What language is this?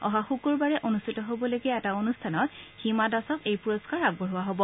Assamese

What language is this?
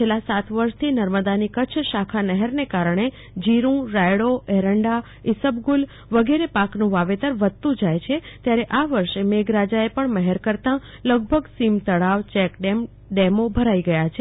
Gujarati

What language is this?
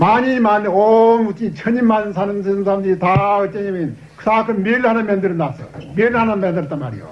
Korean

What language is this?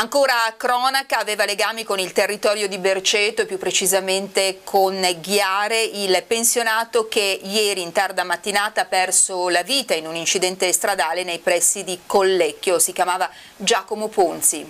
Italian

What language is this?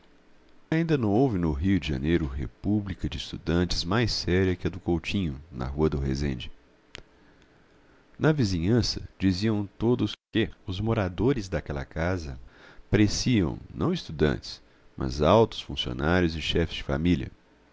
Portuguese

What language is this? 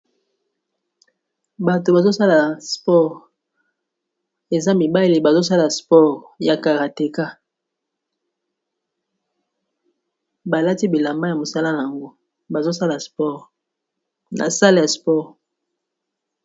Lingala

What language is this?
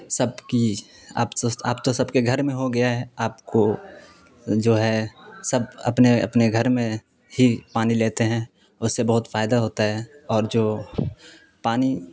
Urdu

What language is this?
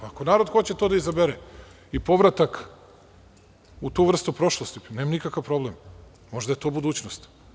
Serbian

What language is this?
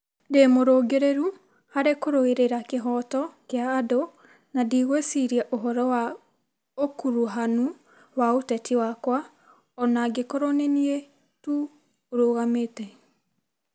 Kikuyu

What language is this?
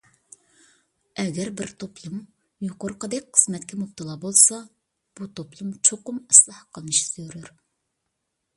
Uyghur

